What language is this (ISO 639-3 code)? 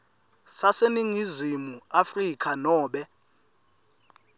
ssw